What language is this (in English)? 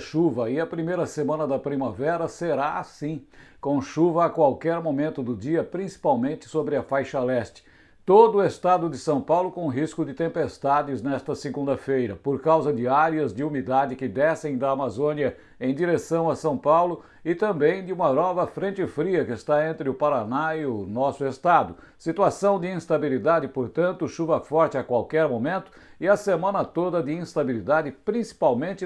Portuguese